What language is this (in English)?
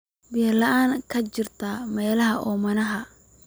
Somali